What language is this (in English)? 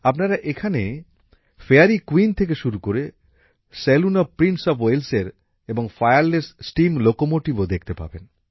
Bangla